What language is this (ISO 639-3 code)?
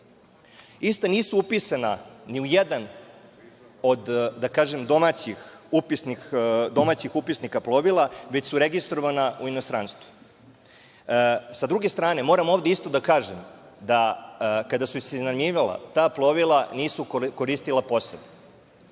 srp